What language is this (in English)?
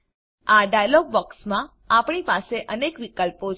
Gujarati